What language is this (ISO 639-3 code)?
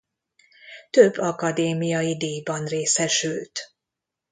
hun